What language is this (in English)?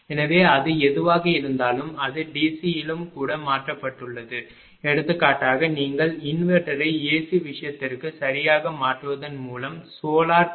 Tamil